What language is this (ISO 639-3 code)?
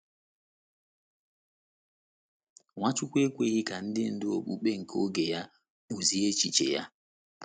ibo